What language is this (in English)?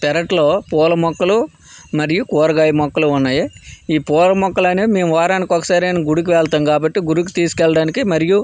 Telugu